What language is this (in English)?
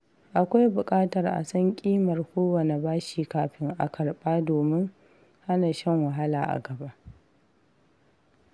Hausa